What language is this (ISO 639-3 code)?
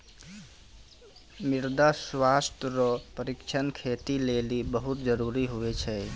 mai